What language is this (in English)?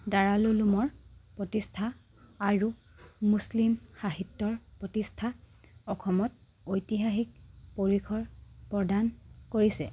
Assamese